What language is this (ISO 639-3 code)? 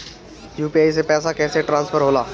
bho